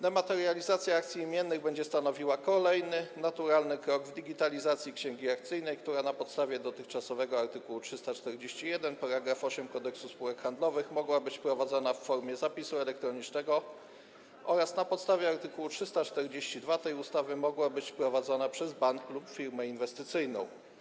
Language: Polish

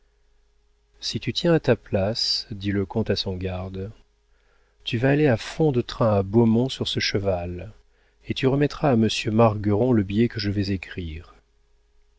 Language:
French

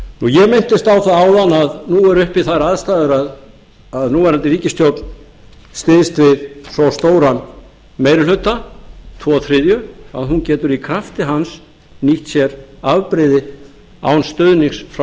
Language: Icelandic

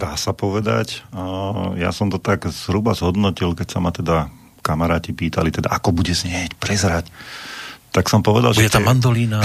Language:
Slovak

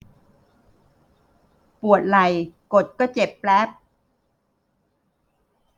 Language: Thai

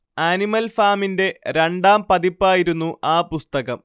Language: Malayalam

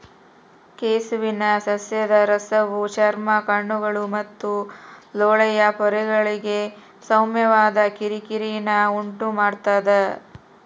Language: Kannada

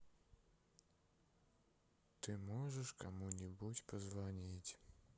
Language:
Russian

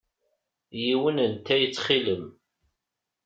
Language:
Kabyle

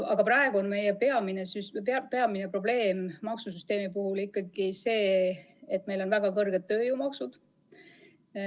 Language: Estonian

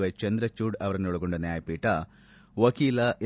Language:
Kannada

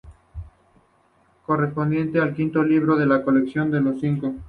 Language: Spanish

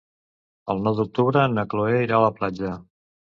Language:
Catalan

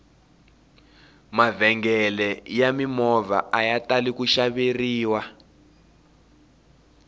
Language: Tsonga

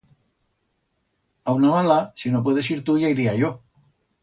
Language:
Aragonese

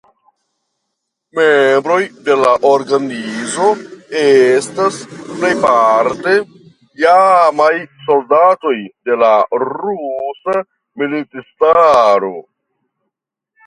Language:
Esperanto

